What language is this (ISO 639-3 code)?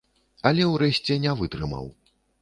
bel